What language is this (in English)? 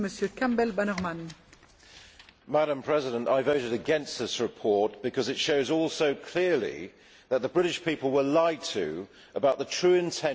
English